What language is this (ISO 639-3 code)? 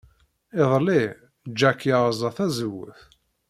kab